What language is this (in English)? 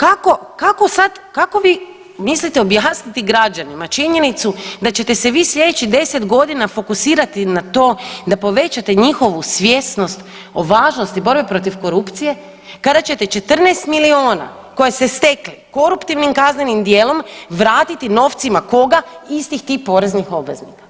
Croatian